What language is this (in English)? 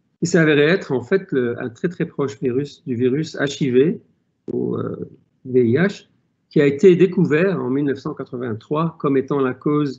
French